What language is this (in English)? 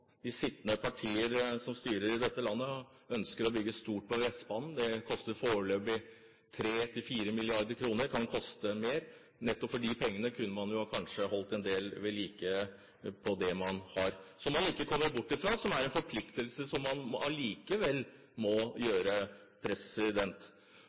Norwegian Bokmål